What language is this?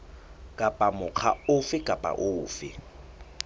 Southern Sotho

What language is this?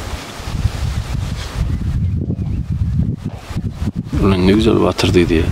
Turkish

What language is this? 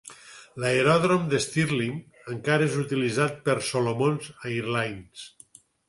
Catalan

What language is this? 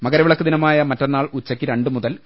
Malayalam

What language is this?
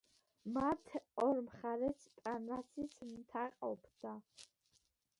Georgian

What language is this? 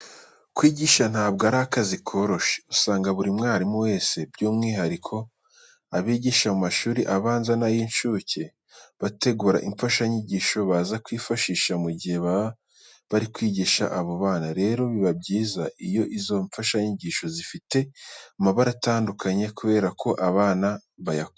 Kinyarwanda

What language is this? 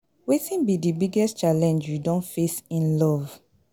Nigerian Pidgin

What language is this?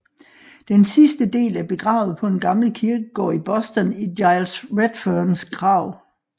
Danish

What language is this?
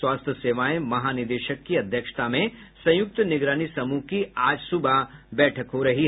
Hindi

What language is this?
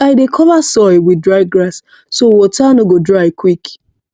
Nigerian Pidgin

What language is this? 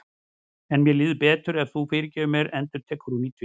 Icelandic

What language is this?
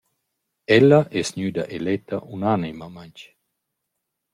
Romansh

